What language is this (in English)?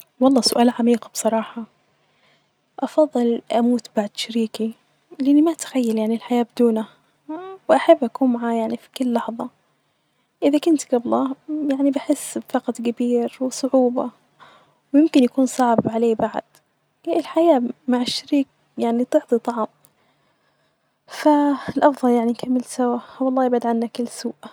Najdi Arabic